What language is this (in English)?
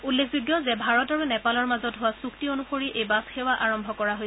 Assamese